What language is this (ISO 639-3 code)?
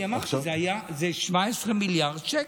heb